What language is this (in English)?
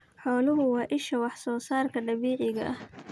Somali